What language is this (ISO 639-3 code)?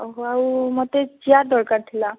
ori